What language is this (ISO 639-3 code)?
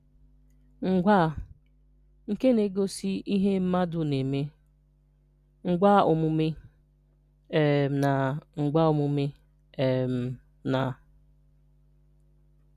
ibo